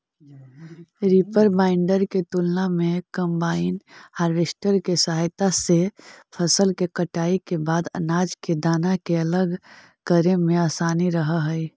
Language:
Magahi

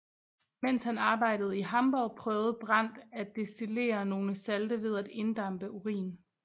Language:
Danish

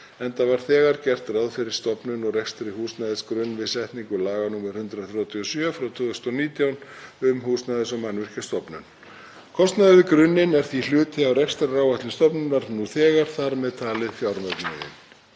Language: Icelandic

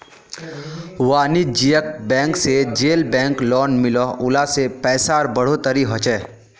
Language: Magahi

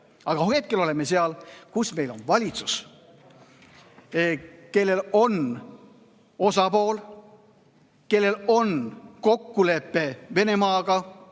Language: Estonian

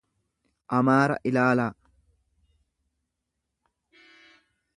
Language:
Oromo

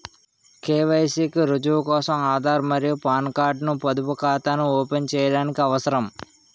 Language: Telugu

